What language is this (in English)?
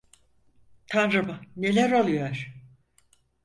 Turkish